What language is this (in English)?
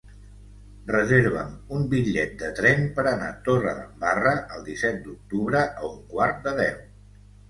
Catalan